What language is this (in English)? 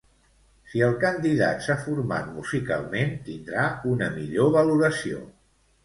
Catalan